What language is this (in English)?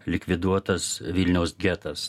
Lithuanian